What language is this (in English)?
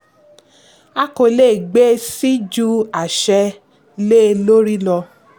Yoruba